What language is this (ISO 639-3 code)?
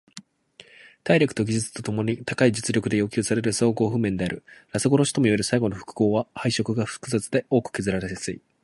jpn